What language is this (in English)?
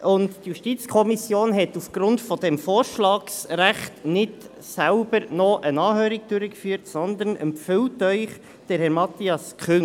Swiss German